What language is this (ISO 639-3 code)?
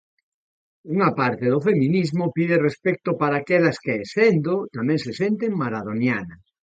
glg